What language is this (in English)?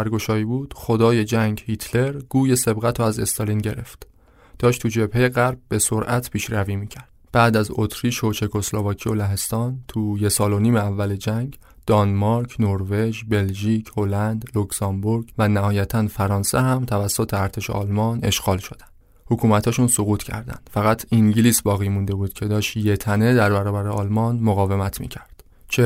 Persian